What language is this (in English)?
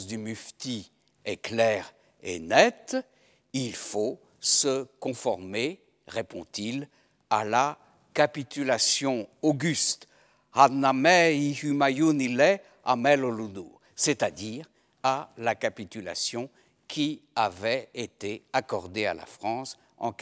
French